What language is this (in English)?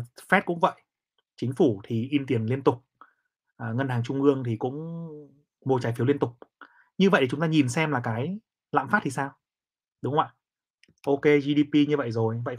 Vietnamese